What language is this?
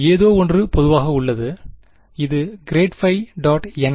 Tamil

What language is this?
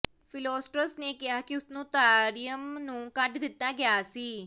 Punjabi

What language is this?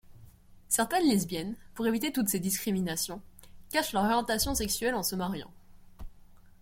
French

